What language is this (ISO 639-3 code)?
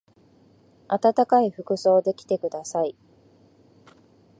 jpn